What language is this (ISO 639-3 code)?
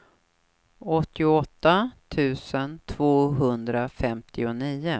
swe